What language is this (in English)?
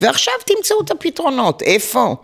Hebrew